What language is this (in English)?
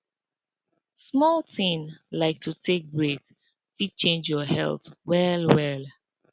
Nigerian Pidgin